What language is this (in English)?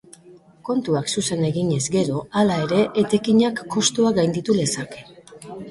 Basque